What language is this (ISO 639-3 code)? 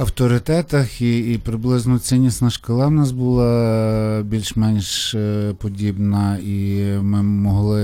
ukr